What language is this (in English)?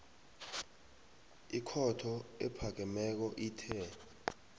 South Ndebele